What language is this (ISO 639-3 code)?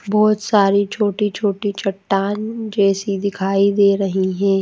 hin